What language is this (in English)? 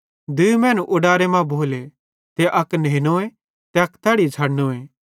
Bhadrawahi